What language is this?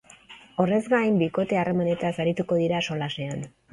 Basque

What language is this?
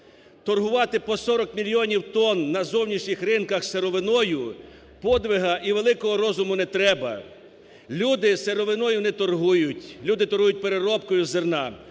Ukrainian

